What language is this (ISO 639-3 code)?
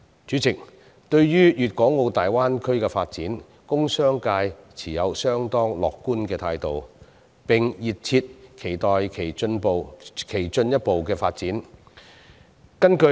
yue